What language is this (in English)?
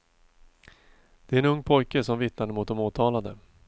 Swedish